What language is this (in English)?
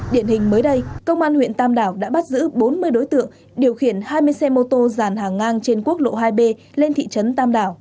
Vietnamese